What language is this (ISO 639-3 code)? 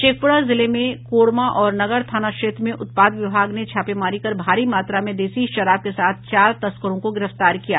hin